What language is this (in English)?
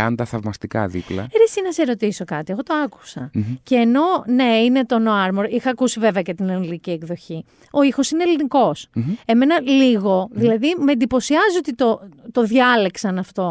Greek